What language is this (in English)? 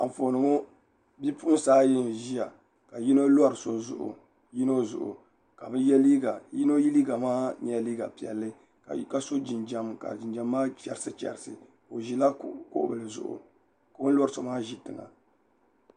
Dagbani